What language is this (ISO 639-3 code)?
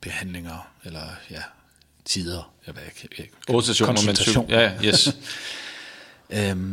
dan